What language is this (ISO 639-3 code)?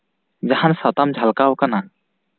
sat